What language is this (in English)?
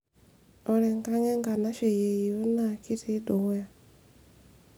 Masai